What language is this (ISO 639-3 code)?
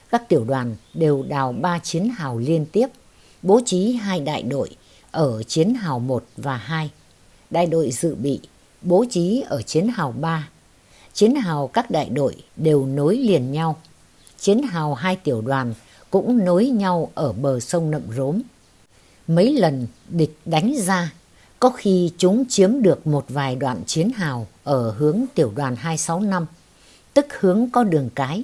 vie